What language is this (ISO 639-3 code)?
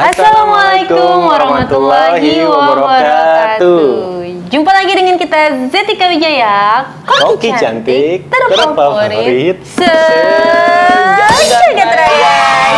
ind